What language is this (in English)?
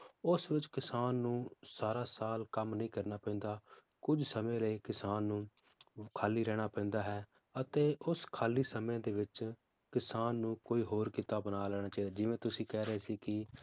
Punjabi